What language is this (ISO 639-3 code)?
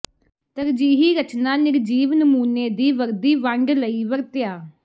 pan